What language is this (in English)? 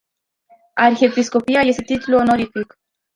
Romanian